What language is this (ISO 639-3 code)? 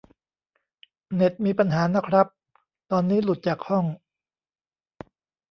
tha